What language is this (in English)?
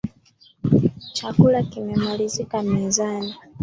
Swahili